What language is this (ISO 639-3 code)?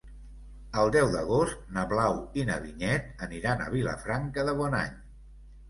cat